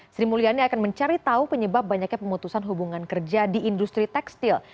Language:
Indonesian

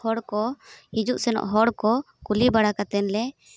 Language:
Santali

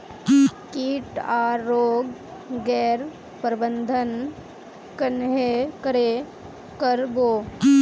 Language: Magahi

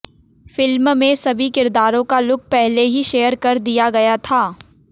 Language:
Hindi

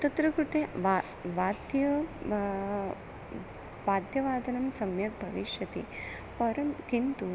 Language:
Sanskrit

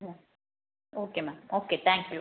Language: Tamil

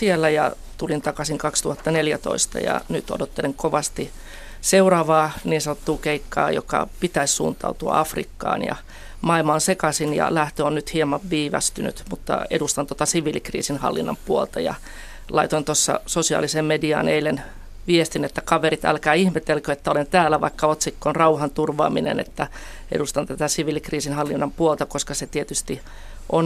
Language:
Finnish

